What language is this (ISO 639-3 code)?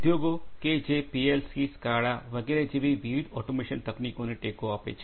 guj